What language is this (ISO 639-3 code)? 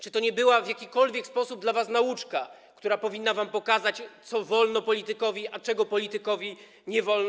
pol